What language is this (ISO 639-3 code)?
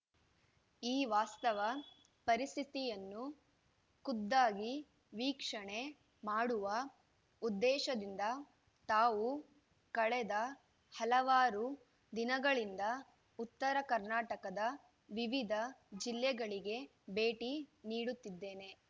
kan